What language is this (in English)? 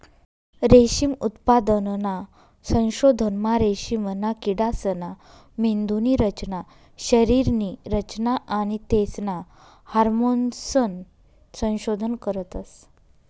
Marathi